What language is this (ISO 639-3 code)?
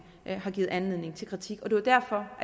dan